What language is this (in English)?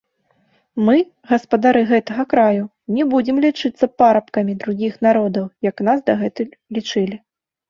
Belarusian